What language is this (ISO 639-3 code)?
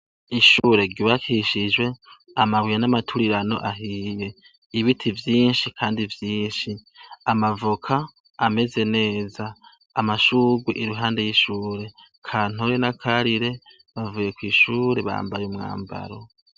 run